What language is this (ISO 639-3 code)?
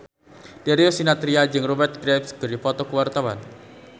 sun